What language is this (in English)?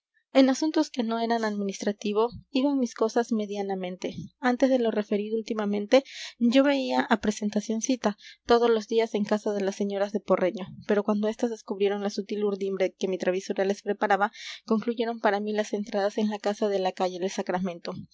Spanish